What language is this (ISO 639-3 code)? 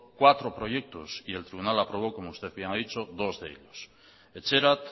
spa